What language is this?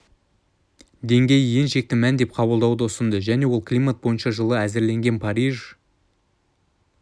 Kazakh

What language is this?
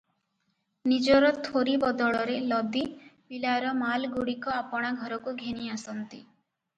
Odia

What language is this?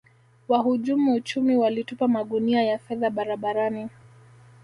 Swahili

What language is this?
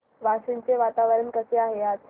Marathi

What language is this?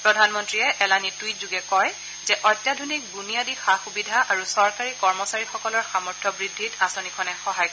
Assamese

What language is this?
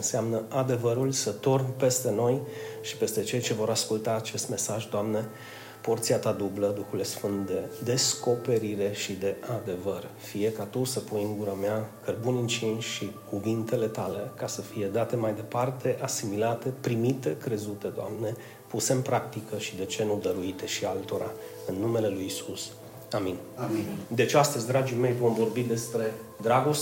Romanian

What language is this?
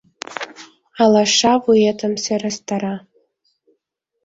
Mari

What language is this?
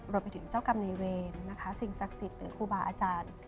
Thai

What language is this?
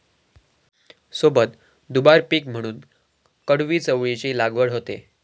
Marathi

